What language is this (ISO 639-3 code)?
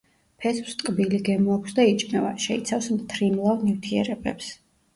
kat